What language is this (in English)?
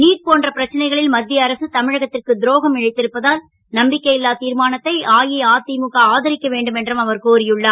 Tamil